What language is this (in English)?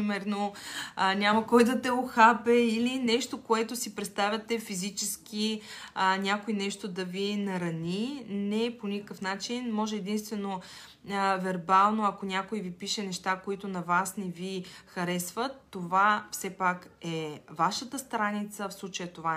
Bulgarian